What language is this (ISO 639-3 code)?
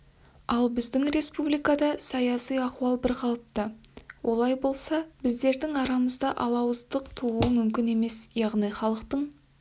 kaz